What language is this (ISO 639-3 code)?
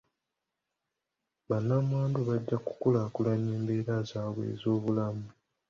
lug